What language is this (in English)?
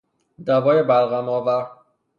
Persian